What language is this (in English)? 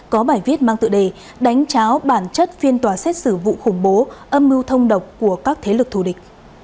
Vietnamese